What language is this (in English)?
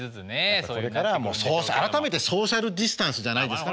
Japanese